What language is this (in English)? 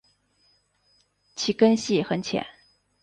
Chinese